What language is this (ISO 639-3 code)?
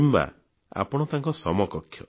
ori